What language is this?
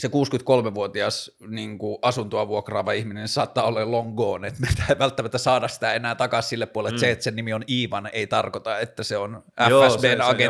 Finnish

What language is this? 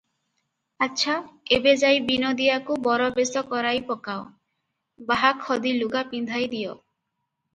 Odia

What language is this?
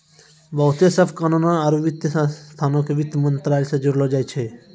Maithili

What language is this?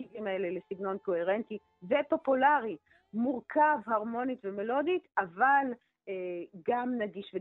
Hebrew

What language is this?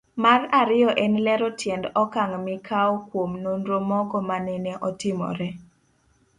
Luo (Kenya and Tanzania)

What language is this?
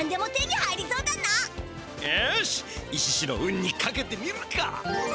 Japanese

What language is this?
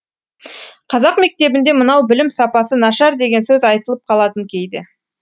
Kazakh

